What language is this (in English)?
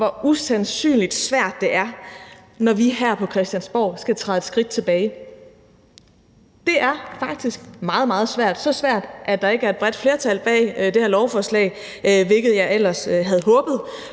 Danish